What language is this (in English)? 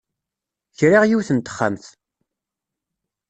Kabyle